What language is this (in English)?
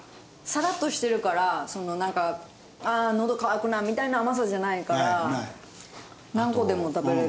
Japanese